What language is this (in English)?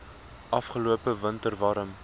Afrikaans